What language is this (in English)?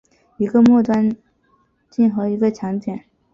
Chinese